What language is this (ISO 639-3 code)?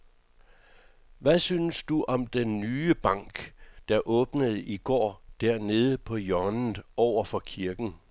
dan